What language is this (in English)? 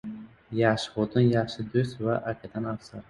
Uzbek